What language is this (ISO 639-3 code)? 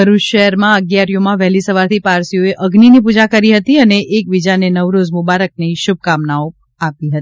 guj